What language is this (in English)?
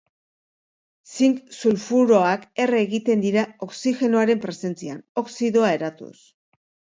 Basque